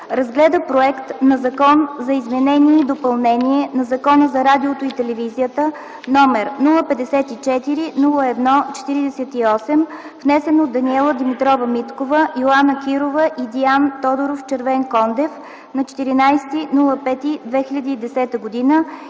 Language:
Bulgarian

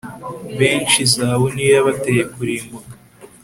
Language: Kinyarwanda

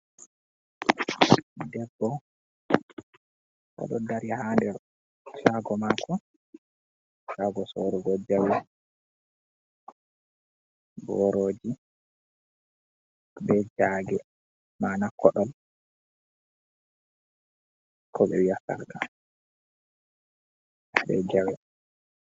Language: Fula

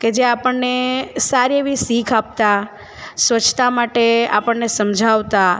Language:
Gujarati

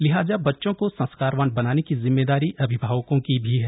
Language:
Hindi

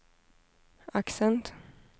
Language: Swedish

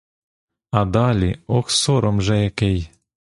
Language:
Ukrainian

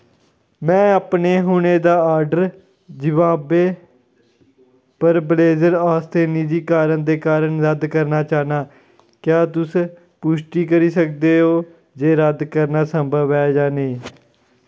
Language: Dogri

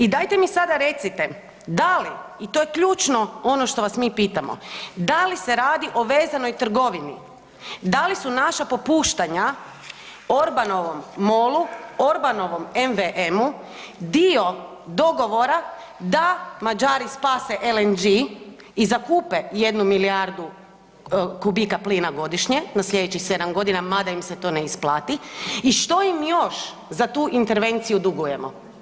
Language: Croatian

